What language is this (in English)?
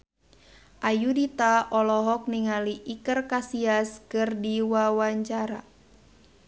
Sundanese